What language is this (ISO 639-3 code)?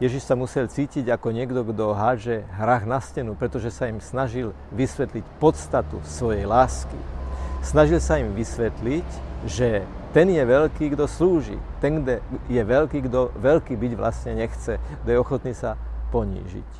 slk